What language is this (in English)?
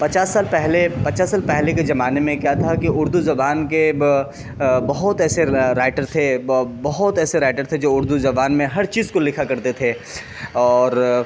Urdu